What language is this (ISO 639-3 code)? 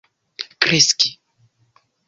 epo